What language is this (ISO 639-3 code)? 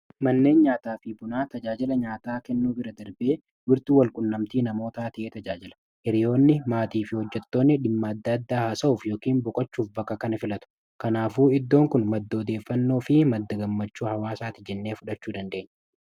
orm